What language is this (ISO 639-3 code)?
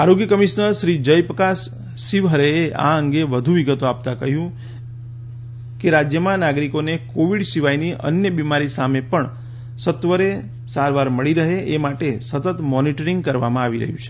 guj